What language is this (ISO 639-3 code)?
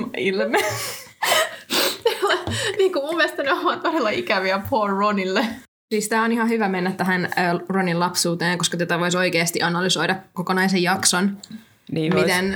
fin